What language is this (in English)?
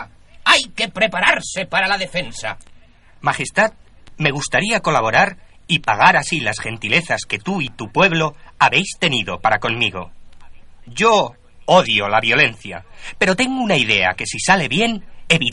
Spanish